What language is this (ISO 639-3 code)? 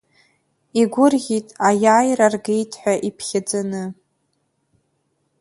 abk